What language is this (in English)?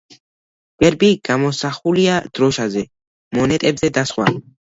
Georgian